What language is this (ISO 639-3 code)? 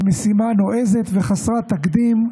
heb